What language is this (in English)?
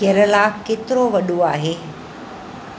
Sindhi